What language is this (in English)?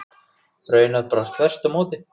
Icelandic